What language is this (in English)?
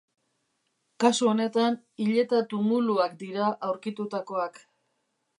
Basque